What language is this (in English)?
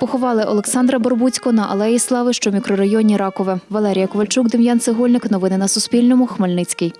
Ukrainian